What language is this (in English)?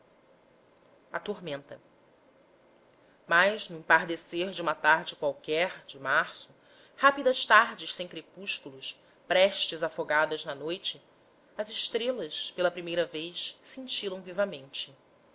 Portuguese